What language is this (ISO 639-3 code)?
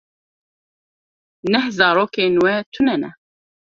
kur